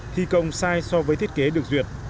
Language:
Vietnamese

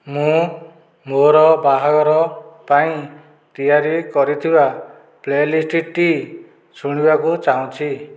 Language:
Odia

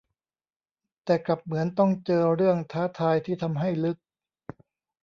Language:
Thai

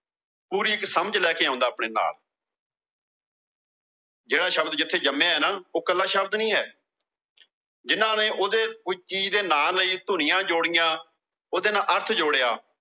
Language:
Punjabi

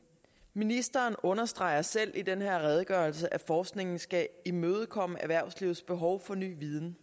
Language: Danish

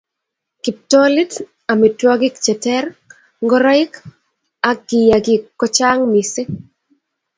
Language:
Kalenjin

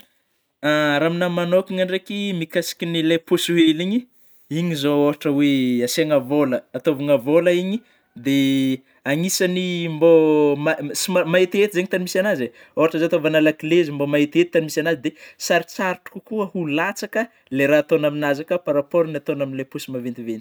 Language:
Northern Betsimisaraka Malagasy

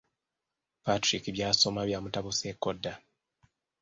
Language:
Ganda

